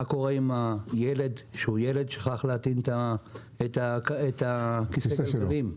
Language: Hebrew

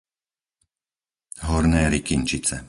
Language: Slovak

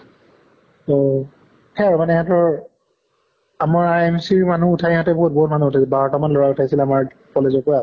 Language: Assamese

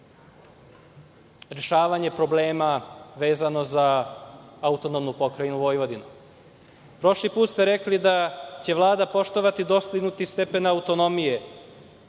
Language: Serbian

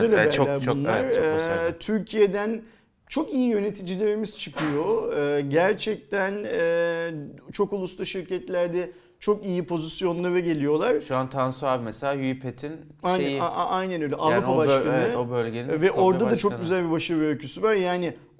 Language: Turkish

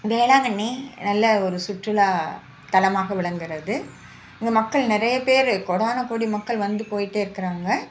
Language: Tamil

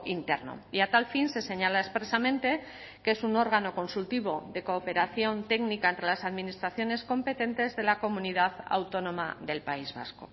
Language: Spanish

